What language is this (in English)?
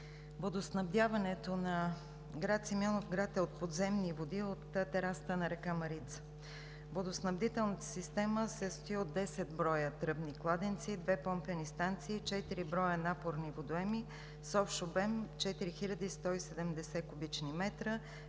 Bulgarian